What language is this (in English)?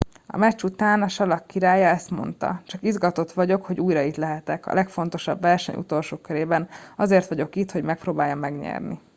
Hungarian